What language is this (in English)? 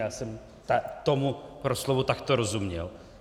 Czech